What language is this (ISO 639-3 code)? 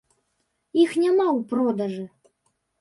bel